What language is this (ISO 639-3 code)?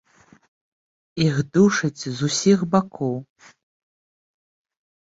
bel